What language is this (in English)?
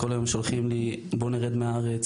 Hebrew